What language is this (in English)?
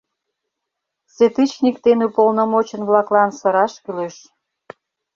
Mari